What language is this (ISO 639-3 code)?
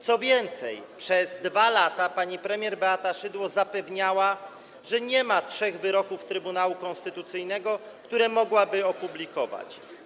pol